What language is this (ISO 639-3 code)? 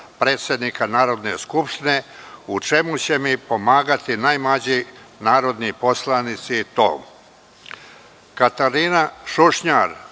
srp